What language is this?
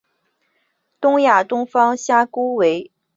Chinese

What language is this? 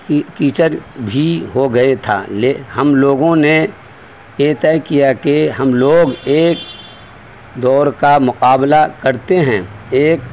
Urdu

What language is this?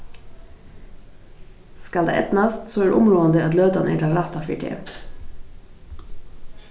Faroese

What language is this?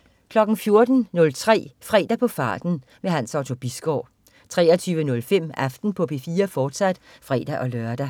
Danish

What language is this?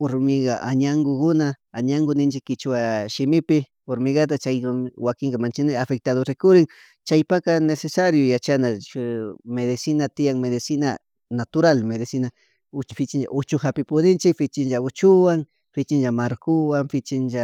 Chimborazo Highland Quichua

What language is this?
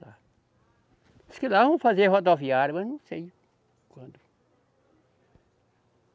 Portuguese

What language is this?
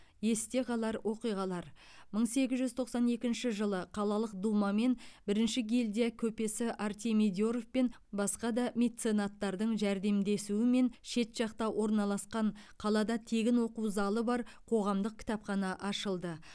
Kazakh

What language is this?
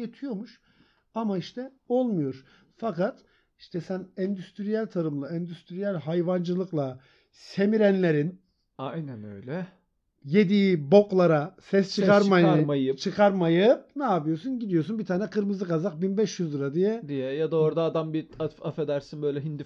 Turkish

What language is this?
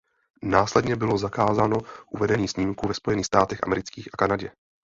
Czech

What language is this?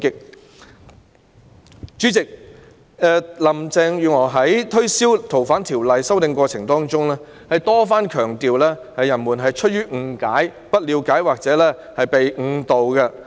Cantonese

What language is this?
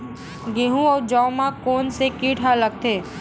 Chhattisgarhi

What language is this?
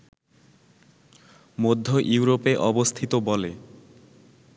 Bangla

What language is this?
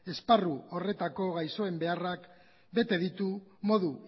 Basque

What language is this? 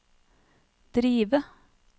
Norwegian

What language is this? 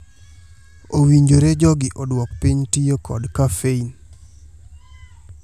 Luo (Kenya and Tanzania)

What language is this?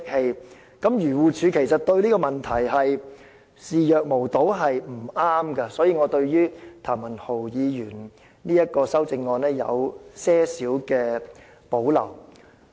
Cantonese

